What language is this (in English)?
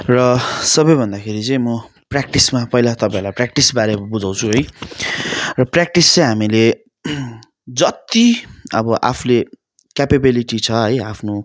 Nepali